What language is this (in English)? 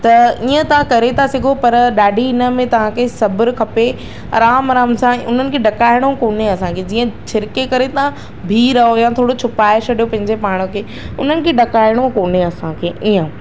Sindhi